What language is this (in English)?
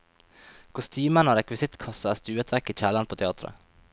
Norwegian